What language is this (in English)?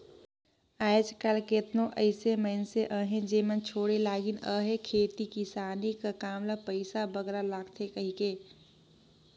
Chhattisgarhi